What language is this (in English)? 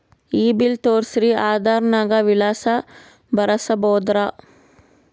Kannada